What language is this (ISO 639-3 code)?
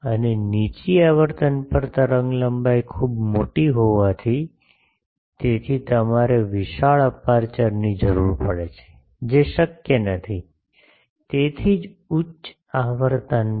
guj